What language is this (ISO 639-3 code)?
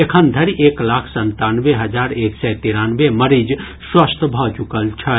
mai